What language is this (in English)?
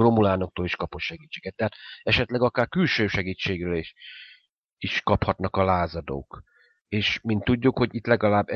Hungarian